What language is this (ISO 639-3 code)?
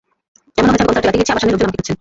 ben